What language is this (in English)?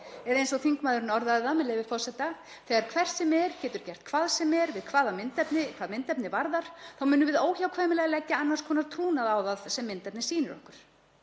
Icelandic